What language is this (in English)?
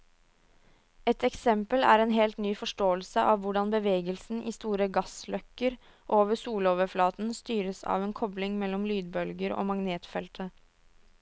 Norwegian